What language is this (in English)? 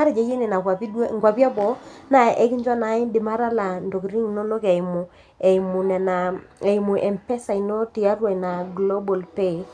Masai